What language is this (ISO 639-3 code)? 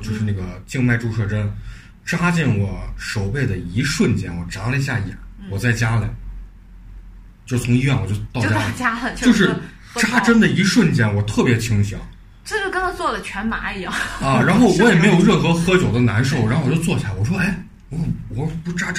zho